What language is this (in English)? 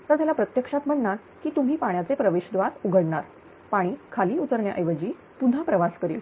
Marathi